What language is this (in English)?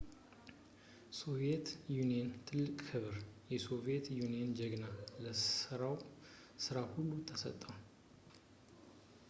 Amharic